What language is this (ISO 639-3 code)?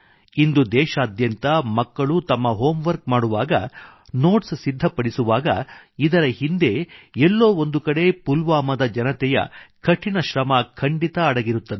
kan